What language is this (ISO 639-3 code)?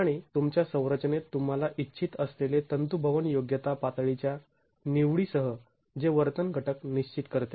mar